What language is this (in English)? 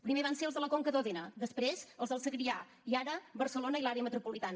Catalan